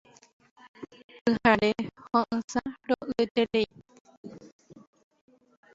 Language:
Guarani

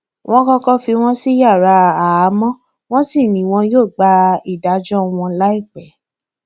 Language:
Yoruba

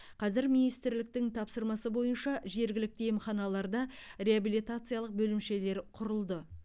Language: Kazakh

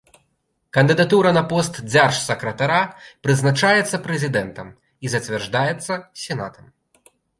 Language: Belarusian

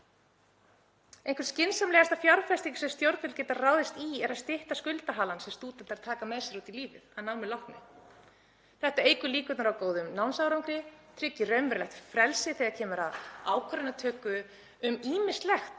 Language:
Icelandic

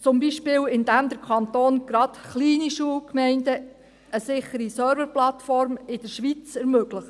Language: Swiss German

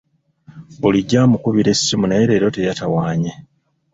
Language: Ganda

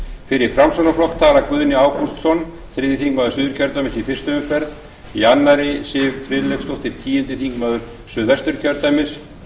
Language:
Icelandic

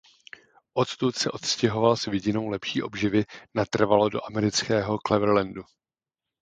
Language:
Czech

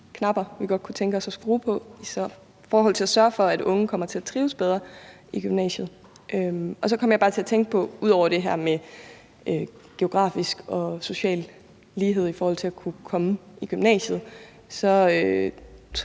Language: Danish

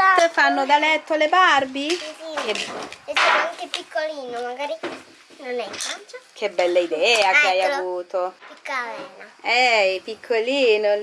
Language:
Italian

